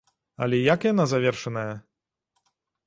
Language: Belarusian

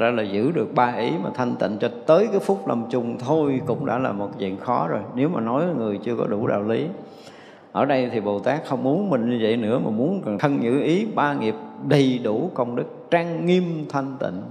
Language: Vietnamese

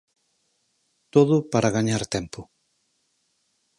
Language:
Galician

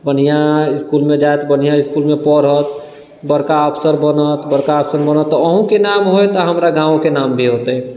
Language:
Maithili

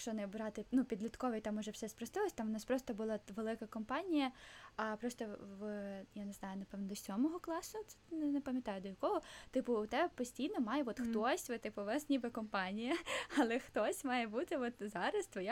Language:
Ukrainian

